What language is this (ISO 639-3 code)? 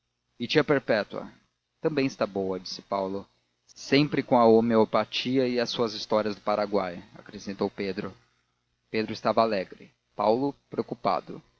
por